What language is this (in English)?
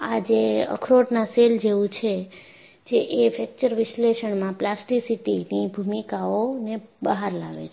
Gujarati